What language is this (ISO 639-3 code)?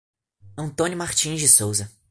por